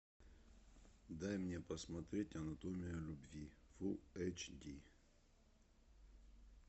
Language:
Russian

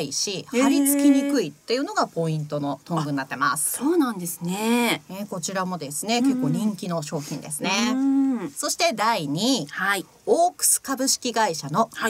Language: Japanese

